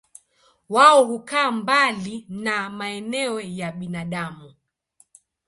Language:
Swahili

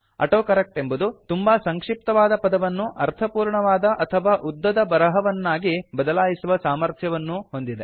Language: Kannada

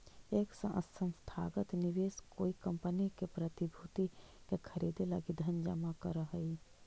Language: Magahi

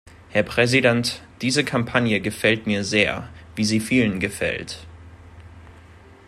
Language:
German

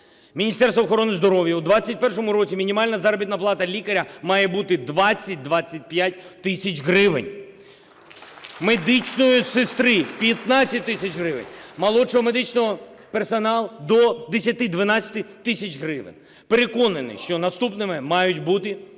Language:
Ukrainian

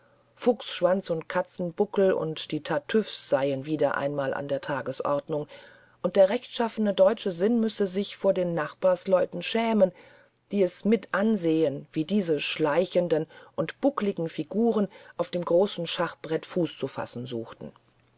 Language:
German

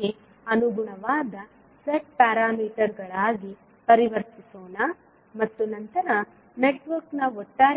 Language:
Kannada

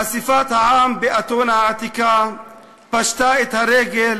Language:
Hebrew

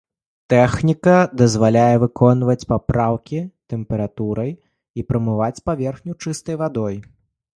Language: Belarusian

